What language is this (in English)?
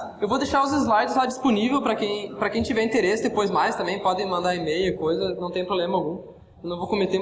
Portuguese